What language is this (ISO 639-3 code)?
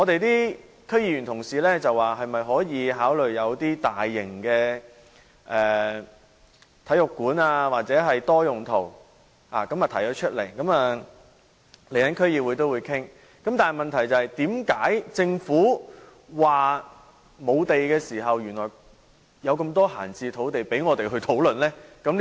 yue